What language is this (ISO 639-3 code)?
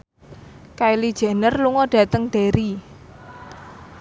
jav